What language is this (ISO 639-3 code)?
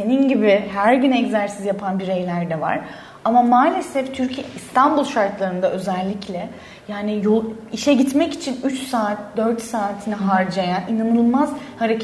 tur